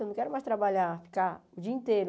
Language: Portuguese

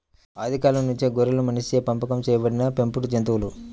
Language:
Telugu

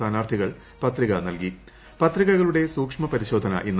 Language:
Malayalam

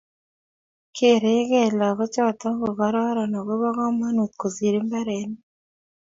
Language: Kalenjin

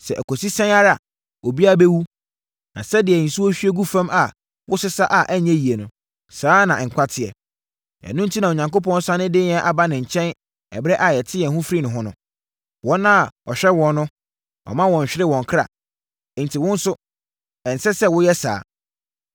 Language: Akan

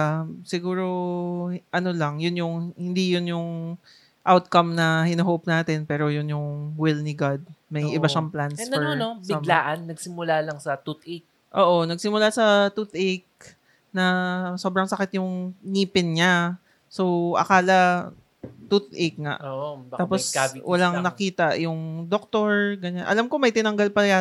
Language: Filipino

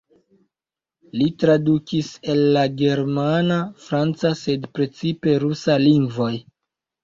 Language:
Esperanto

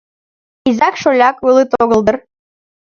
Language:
Mari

